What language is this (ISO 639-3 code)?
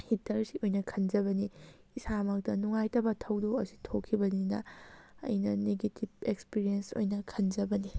mni